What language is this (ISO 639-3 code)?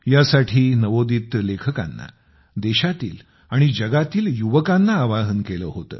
mar